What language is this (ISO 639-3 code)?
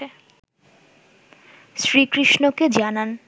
ben